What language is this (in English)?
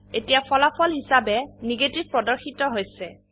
Assamese